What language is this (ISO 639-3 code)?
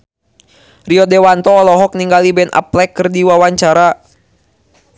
sun